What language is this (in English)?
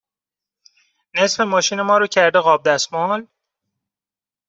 Persian